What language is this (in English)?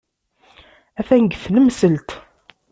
Kabyle